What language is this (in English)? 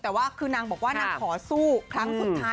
Thai